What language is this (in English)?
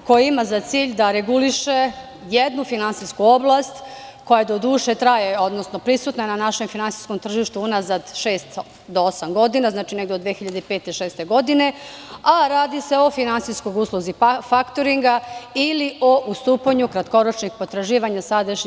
Serbian